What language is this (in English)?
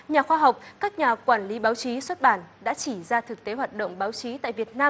Vietnamese